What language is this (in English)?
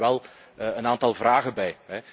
Dutch